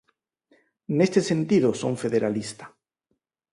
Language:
Galician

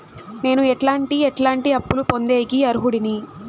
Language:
Telugu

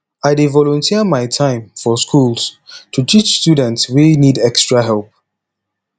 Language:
Nigerian Pidgin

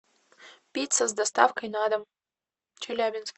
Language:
Russian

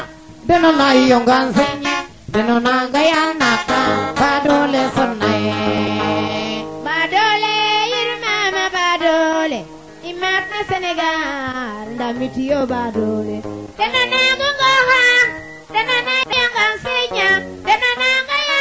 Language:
Serer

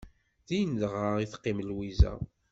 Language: Kabyle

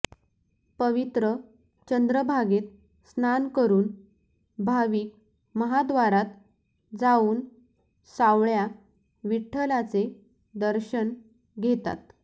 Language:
Marathi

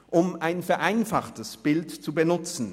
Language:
Swiss German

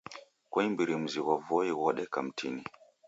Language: Taita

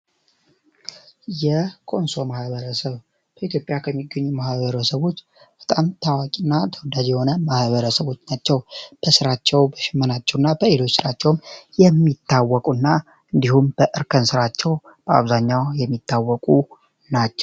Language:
Amharic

